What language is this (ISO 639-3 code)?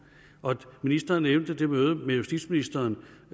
dan